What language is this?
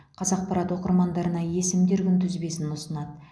Kazakh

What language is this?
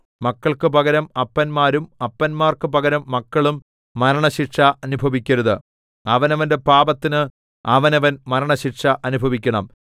Malayalam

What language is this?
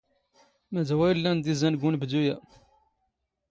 Standard Moroccan Tamazight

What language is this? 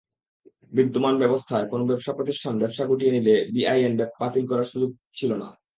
Bangla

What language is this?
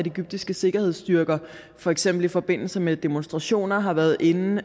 Danish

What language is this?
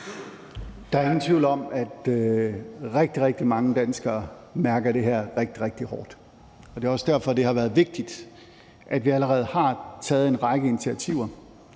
Danish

